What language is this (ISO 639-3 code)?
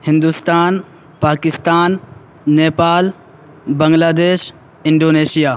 urd